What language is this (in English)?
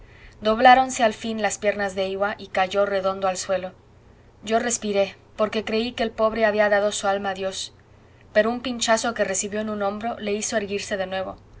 Spanish